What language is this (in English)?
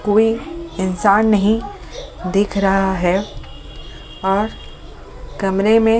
Hindi